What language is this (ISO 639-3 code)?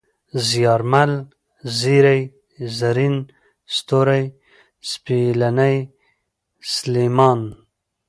pus